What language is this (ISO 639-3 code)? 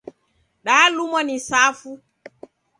dav